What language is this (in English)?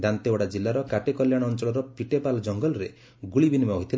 Odia